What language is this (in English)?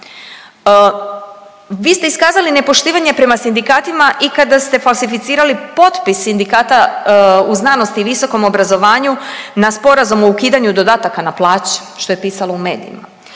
Croatian